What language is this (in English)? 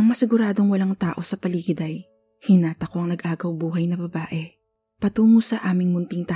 Filipino